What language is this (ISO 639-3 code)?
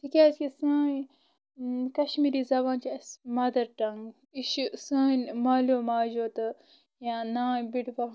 kas